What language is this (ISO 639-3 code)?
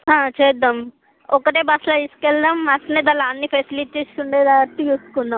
tel